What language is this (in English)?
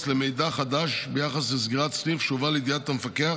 Hebrew